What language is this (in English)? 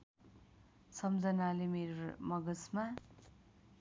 Nepali